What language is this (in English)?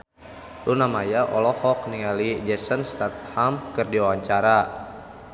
Sundanese